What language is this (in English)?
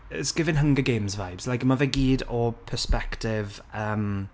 Welsh